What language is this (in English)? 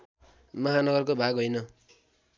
Nepali